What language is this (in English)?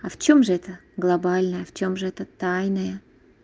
Russian